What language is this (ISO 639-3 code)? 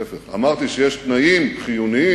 heb